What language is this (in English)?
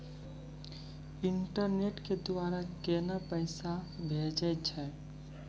Maithili